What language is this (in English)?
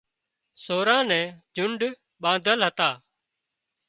Wadiyara Koli